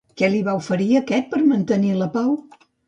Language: Catalan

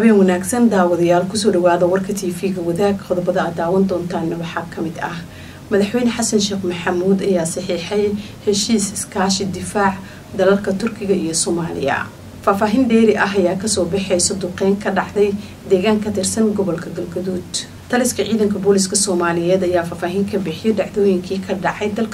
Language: Arabic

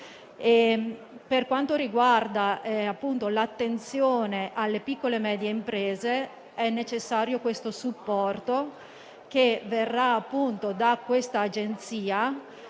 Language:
Italian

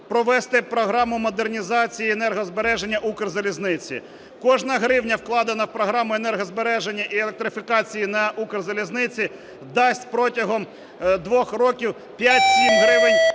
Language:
Ukrainian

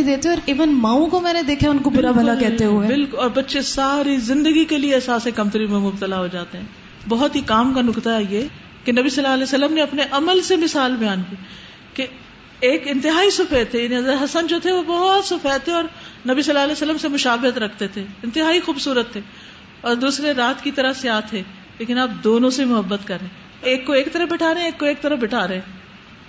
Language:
Urdu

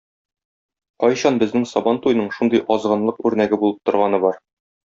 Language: Tatar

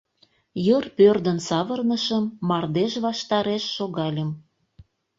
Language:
Mari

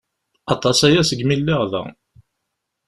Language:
Kabyle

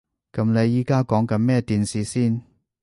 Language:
Cantonese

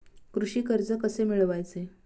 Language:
Marathi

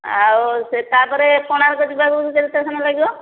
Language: Odia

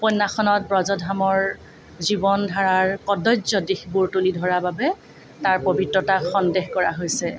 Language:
Assamese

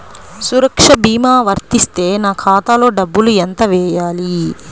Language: Telugu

